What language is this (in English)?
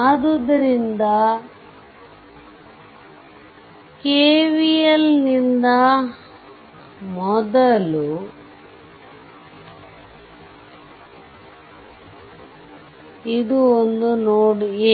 Kannada